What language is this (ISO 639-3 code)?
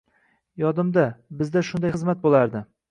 uzb